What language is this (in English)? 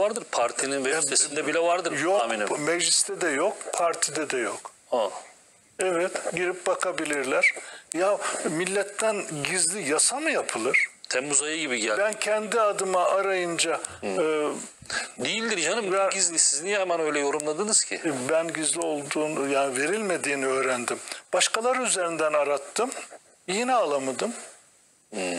Turkish